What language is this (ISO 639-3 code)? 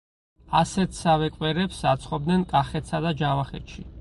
kat